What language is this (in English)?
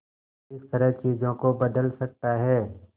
Hindi